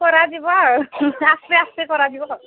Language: Odia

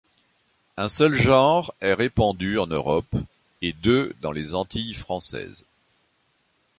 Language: French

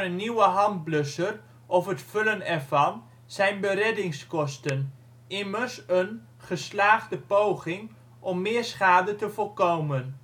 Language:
Dutch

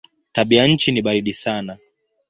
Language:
Swahili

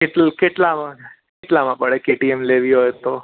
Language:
Gujarati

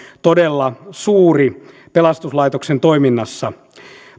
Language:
Finnish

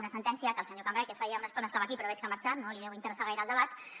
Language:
Catalan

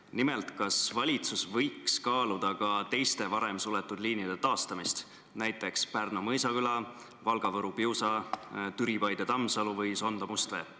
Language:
Estonian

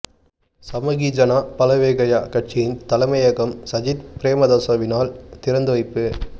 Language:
Tamil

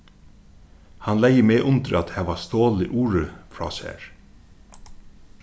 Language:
Faroese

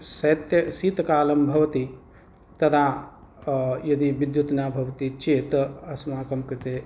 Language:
Sanskrit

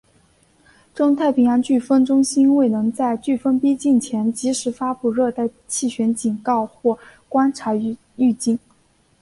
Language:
Chinese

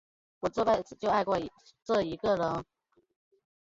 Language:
Chinese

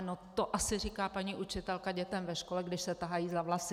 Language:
Czech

